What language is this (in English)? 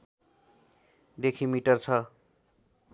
Nepali